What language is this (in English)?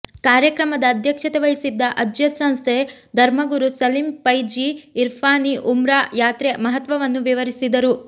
Kannada